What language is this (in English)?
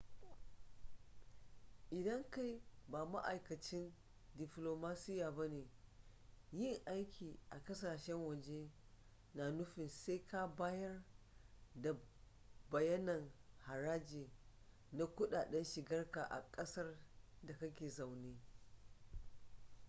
Hausa